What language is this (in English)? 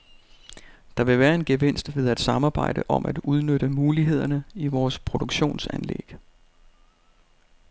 Danish